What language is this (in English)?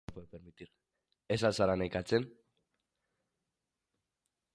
Basque